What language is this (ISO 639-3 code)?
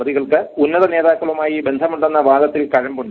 mal